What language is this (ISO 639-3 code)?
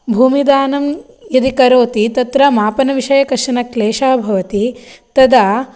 san